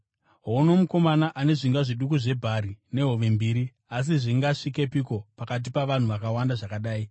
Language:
Shona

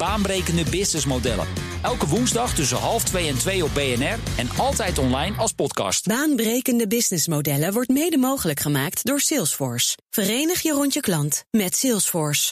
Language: Dutch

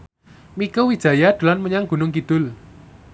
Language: Javanese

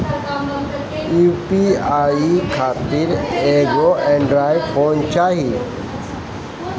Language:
Bhojpuri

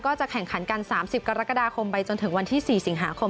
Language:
Thai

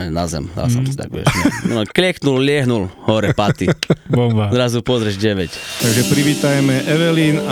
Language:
Slovak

